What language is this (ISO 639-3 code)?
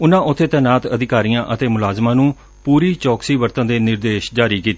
pan